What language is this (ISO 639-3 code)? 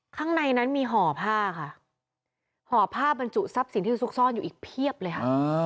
tha